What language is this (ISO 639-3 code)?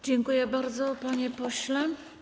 pol